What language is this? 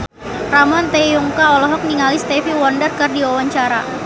Sundanese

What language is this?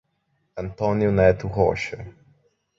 Portuguese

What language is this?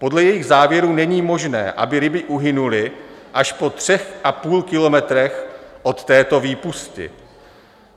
Czech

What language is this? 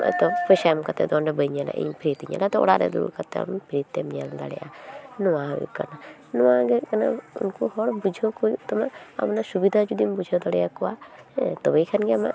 Santali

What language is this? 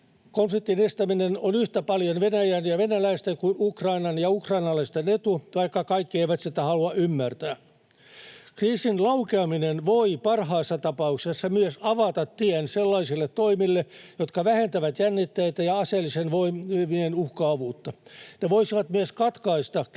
Finnish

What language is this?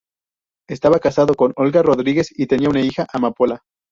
Spanish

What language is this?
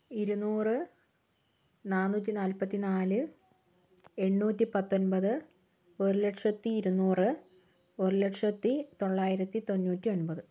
Malayalam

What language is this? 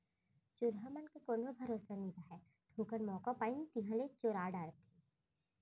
Chhattisgarhi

